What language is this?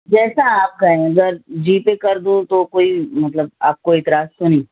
Urdu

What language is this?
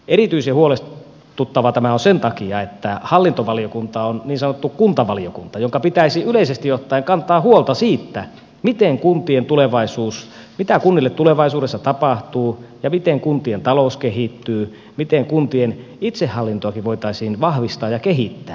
Finnish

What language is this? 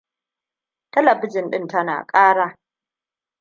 Hausa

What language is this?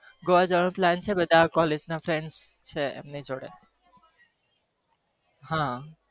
Gujarati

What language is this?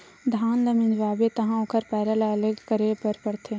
Chhattisgarhi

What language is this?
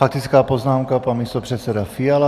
Czech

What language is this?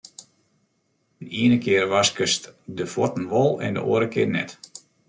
Western Frisian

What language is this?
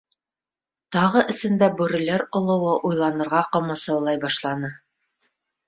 Bashkir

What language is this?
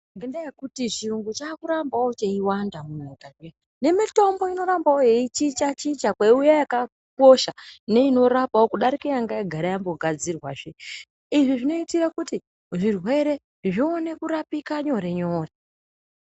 Ndau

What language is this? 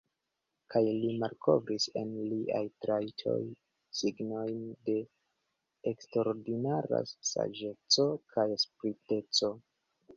Esperanto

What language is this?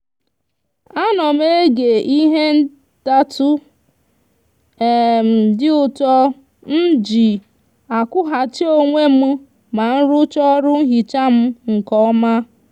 Igbo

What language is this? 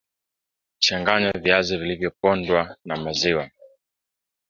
Swahili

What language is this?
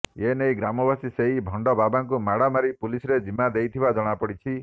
Odia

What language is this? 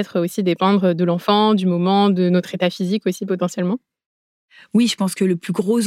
French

